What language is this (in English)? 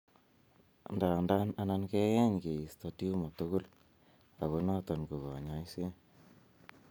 Kalenjin